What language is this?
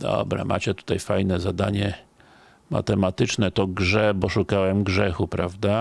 Polish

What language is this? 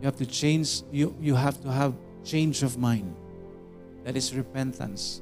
Filipino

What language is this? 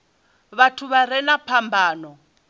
Venda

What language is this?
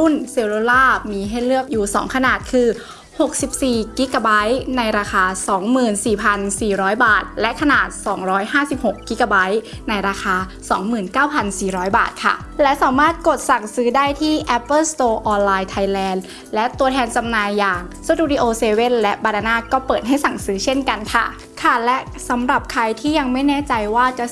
Thai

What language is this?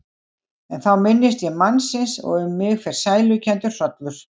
Icelandic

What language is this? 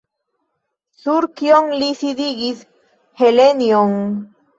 Esperanto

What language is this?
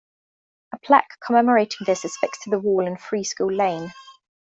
English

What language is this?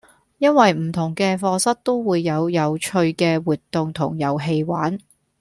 Cantonese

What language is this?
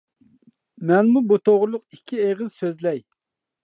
Uyghur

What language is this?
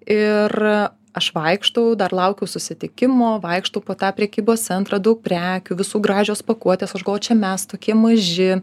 Lithuanian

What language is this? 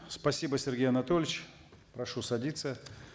Kazakh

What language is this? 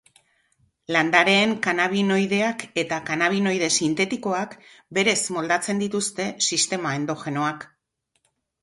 Basque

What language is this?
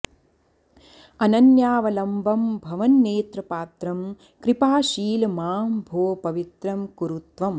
Sanskrit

